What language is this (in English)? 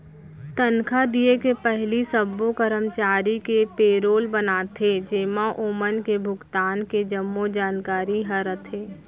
Chhattisgarhi